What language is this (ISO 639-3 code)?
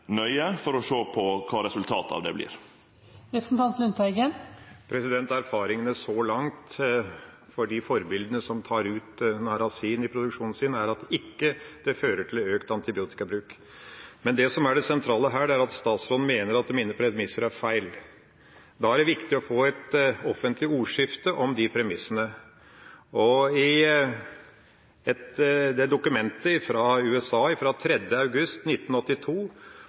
nor